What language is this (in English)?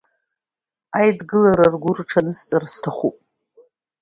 Abkhazian